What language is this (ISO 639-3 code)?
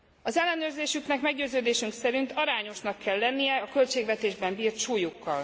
hun